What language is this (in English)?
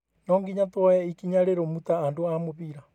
Kikuyu